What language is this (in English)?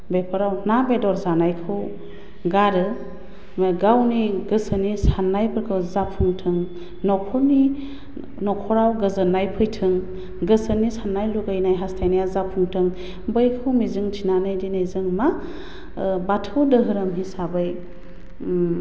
Bodo